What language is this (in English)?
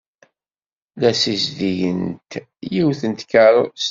Kabyle